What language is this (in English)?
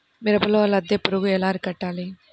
Telugu